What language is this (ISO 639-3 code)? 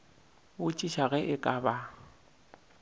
nso